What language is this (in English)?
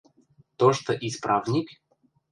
Western Mari